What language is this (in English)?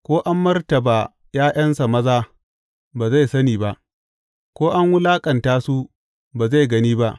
Hausa